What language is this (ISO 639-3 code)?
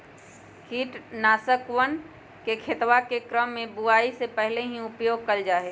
mag